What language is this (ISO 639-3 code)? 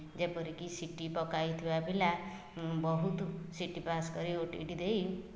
ori